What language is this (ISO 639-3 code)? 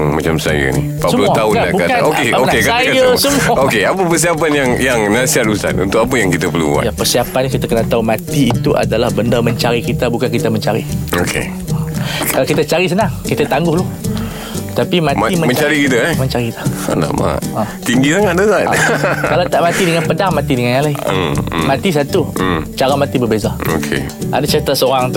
msa